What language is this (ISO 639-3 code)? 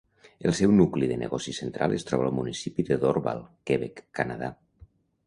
cat